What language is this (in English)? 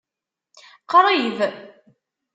Kabyle